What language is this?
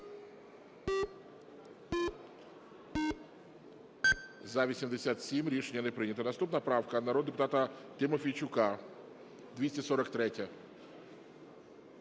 Ukrainian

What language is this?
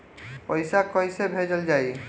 Bhojpuri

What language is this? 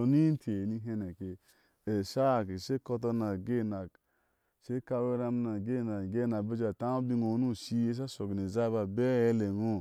Ashe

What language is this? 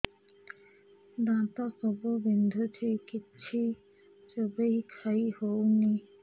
Odia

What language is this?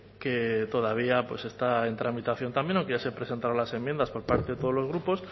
Spanish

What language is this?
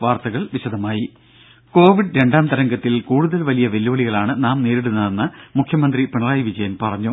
Malayalam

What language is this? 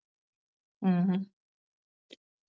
Tamil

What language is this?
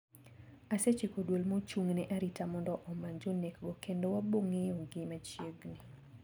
Luo (Kenya and Tanzania)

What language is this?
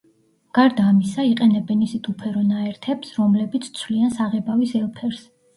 Georgian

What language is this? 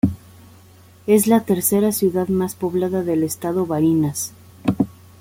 Spanish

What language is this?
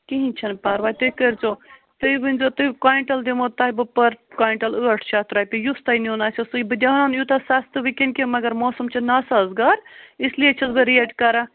Kashmiri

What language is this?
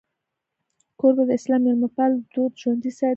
Pashto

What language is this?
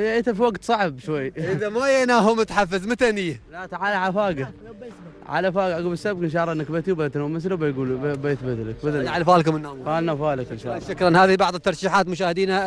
Arabic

